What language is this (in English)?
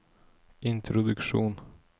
Norwegian